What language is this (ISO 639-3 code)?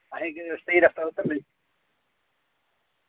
doi